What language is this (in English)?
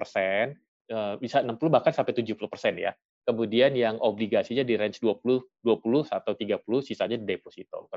Indonesian